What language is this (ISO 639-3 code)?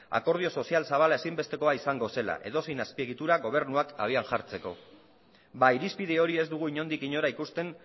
eus